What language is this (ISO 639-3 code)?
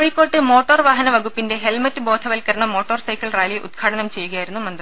mal